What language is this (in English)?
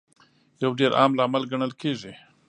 Pashto